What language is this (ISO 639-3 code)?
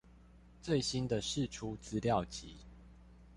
zho